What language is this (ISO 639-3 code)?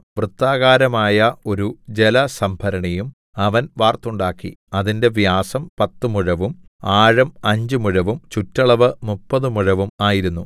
mal